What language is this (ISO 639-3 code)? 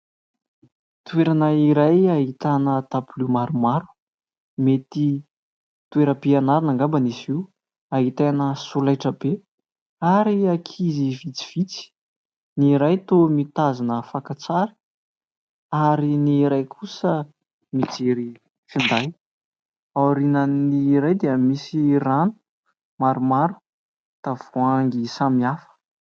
mlg